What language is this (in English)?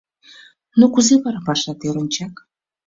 Mari